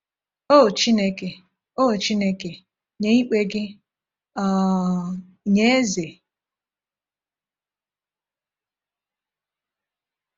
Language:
Igbo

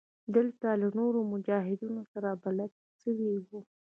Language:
Pashto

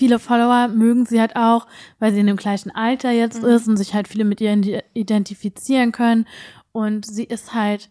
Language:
German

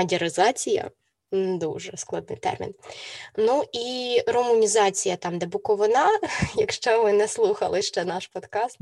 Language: Ukrainian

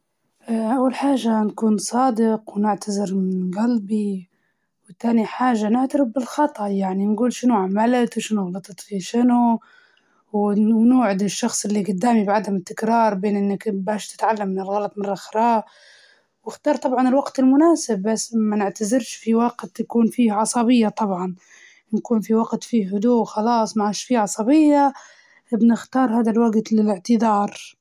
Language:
Libyan Arabic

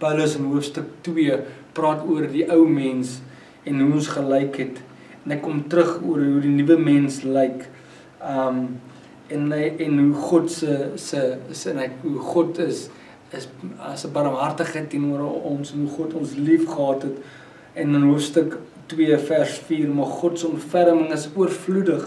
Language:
Dutch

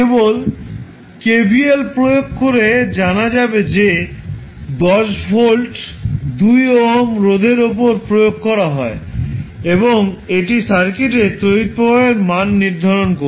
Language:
Bangla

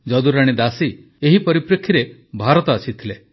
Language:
Odia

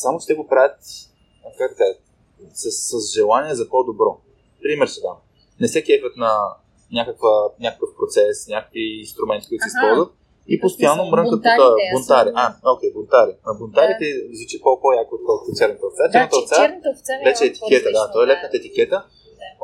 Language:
Bulgarian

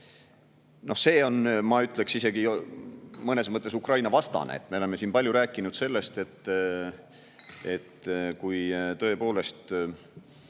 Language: Estonian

